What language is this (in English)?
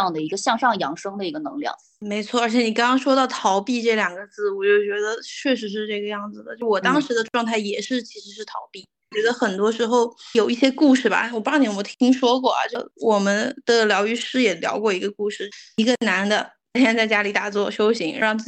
Chinese